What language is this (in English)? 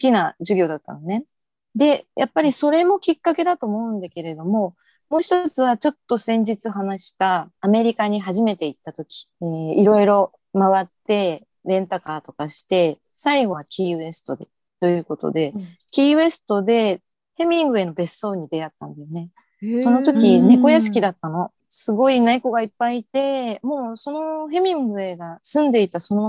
Japanese